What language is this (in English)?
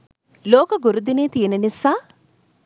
Sinhala